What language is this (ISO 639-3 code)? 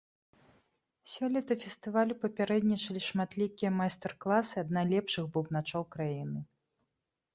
bel